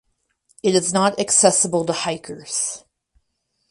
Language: English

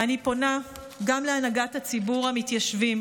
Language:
Hebrew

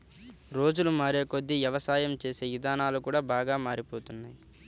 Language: Telugu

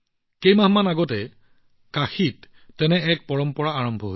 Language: Assamese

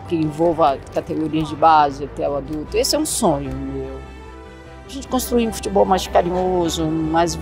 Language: Portuguese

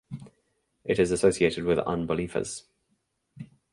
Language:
English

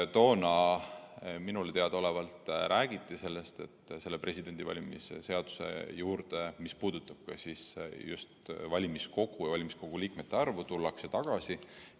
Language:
Estonian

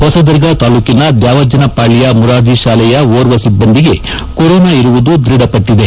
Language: Kannada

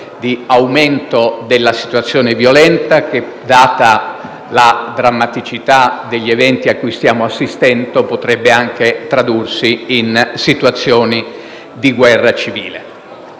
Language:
Italian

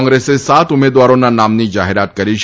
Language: Gujarati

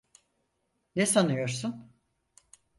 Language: Turkish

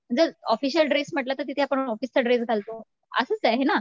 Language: Marathi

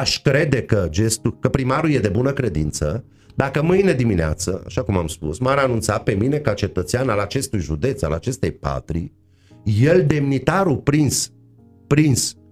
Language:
Romanian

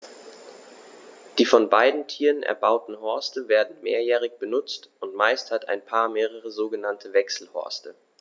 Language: German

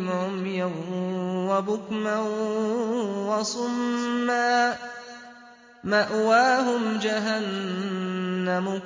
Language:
Arabic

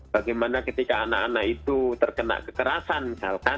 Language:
Indonesian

